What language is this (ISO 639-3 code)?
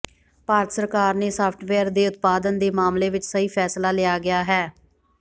pan